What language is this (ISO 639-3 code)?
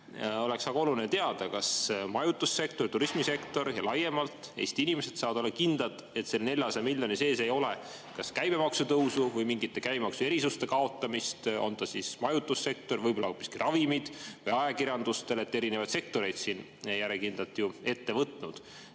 est